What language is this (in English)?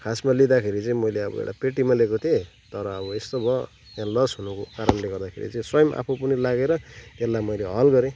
Nepali